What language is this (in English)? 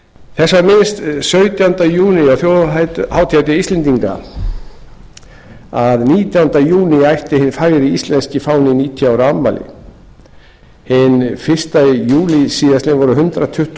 Icelandic